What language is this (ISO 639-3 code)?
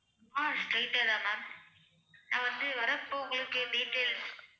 tam